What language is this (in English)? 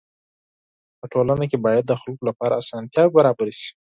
Pashto